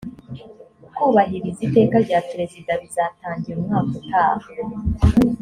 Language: Kinyarwanda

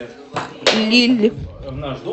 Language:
Russian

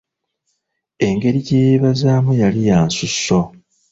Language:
Ganda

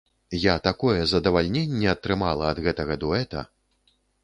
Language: Belarusian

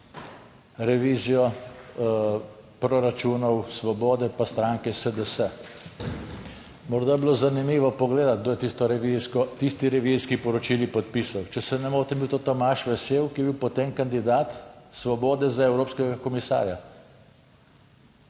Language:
Slovenian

